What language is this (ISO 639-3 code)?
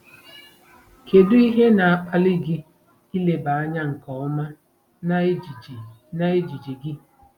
ibo